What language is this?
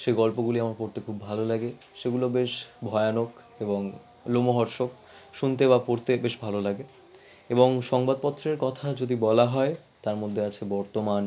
Bangla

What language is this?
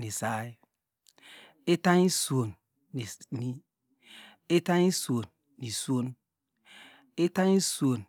Degema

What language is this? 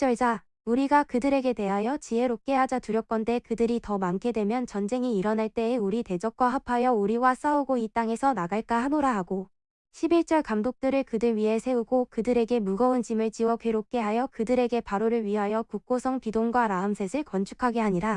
Korean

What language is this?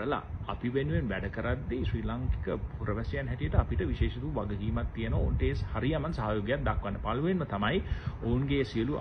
Thai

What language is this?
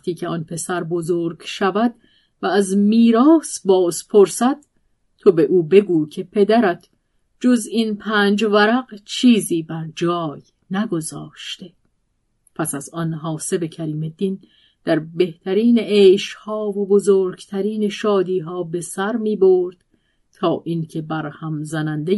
Persian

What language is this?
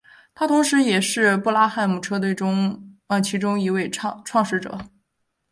Chinese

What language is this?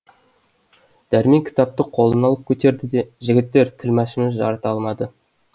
Kazakh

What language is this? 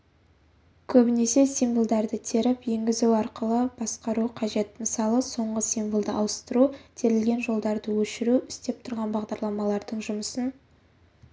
Kazakh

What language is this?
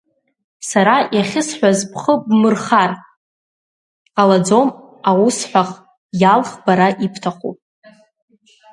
Abkhazian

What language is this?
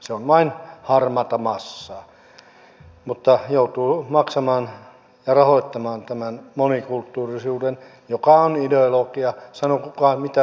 Finnish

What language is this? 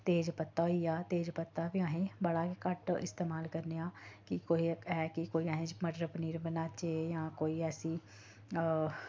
Dogri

